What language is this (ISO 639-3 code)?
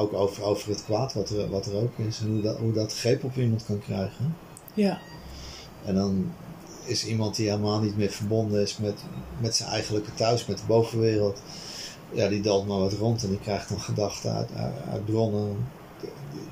nld